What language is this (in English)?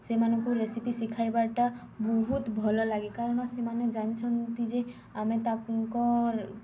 Odia